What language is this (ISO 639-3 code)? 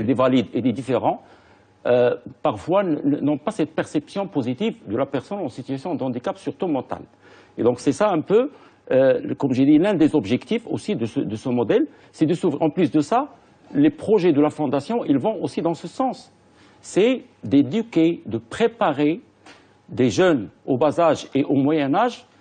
fra